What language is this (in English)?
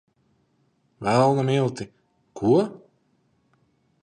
Latvian